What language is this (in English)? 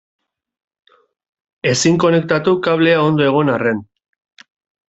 Basque